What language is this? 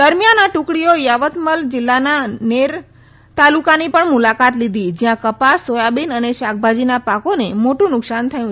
Gujarati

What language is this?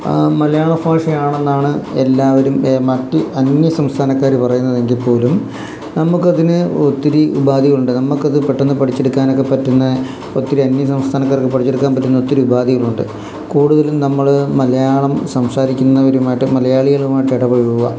Malayalam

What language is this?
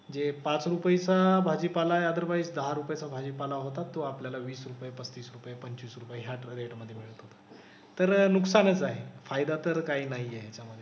Marathi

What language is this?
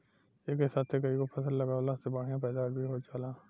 Bhojpuri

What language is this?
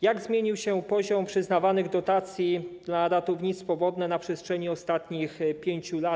Polish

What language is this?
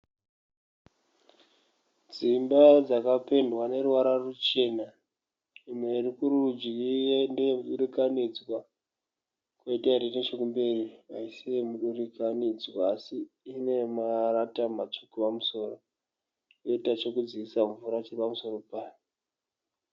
Shona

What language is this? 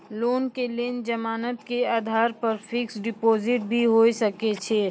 Maithili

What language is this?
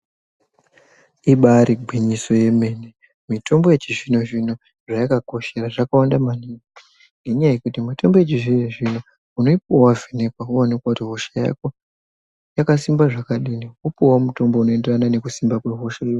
Ndau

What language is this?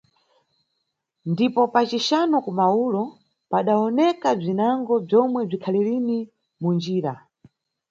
Nyungwe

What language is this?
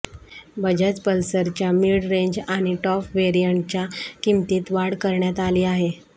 Marathi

